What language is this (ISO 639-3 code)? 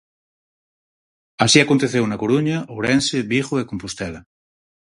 glg